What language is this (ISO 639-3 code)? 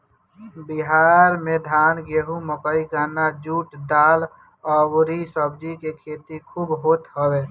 bho